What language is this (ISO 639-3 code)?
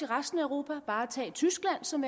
dan